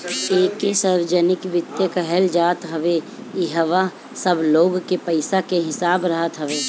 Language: Bhojpuri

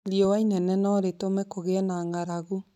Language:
Kikuyu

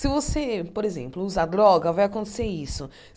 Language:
Portuguese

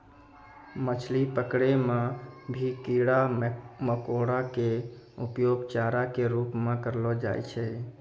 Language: Maithili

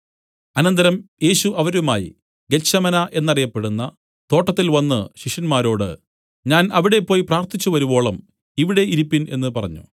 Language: Malayalam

